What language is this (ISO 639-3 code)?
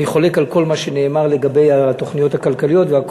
heb